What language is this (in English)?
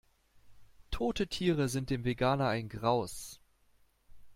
German